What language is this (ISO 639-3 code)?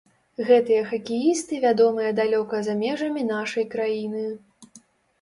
bel